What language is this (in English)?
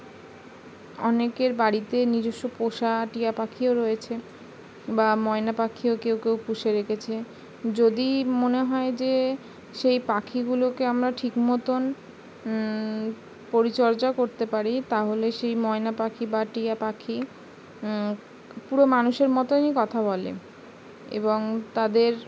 Bangla